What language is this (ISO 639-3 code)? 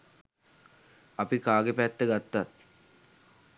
sin